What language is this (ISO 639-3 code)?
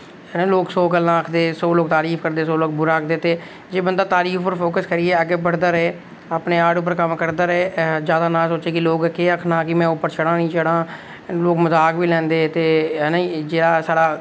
doi